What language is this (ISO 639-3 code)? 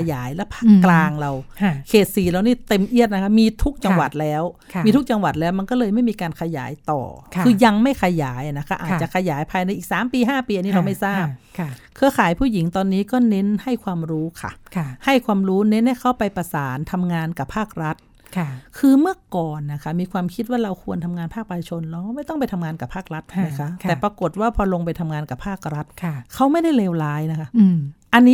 tha